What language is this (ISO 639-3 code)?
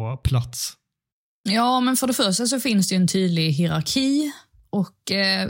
swe